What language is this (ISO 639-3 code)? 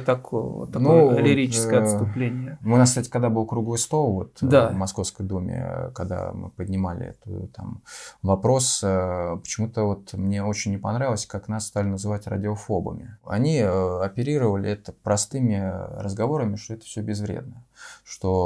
rus